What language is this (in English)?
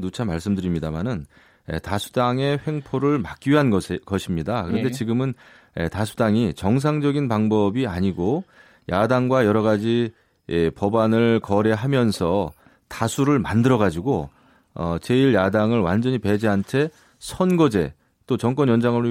Korean